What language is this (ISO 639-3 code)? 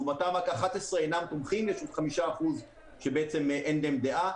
heb